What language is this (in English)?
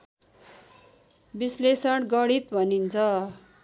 Nepali